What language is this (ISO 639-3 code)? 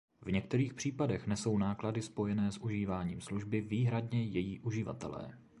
ces